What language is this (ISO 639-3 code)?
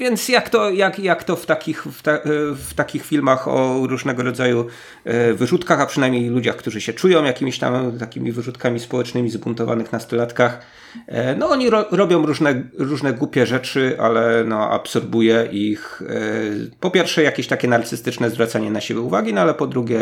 pol